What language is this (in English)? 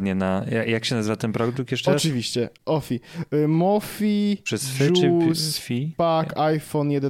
Polish